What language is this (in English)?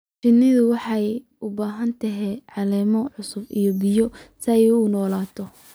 Somali